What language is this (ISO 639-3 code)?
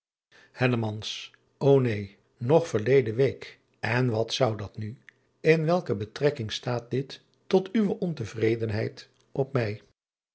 nld